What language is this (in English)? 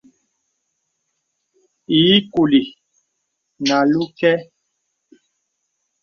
Bebele